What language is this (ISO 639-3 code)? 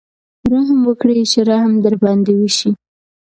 pus